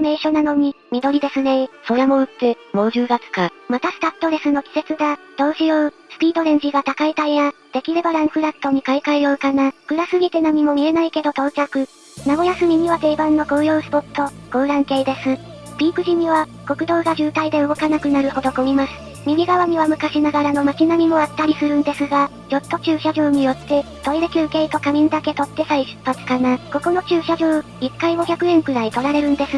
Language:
Japanese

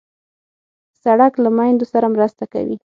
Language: Pashto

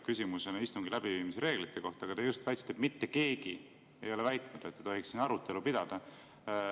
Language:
Estonian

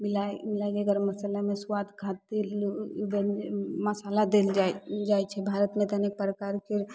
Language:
Maithili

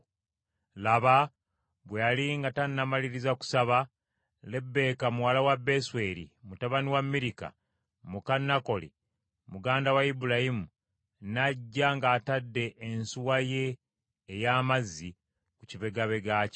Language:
Ganda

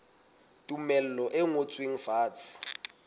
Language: Southern Sotho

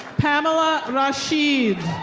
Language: English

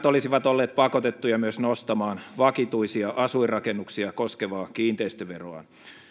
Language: Finnish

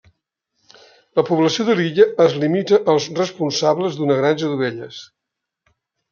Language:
Catalan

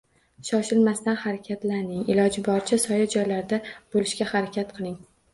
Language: Uzbek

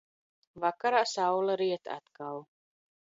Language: Latvian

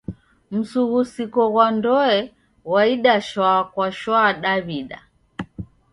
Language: Taita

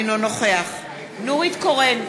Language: Hebrew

